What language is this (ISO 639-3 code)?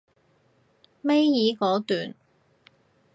yue